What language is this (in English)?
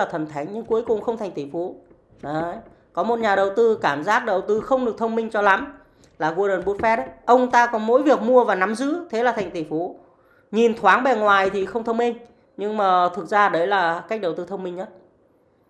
Vietnamese